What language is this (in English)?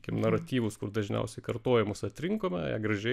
Lithuanian